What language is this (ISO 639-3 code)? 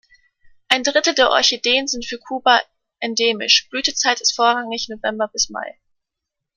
deu